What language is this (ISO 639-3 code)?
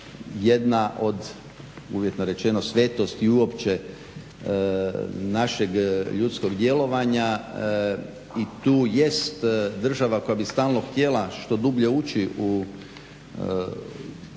hrv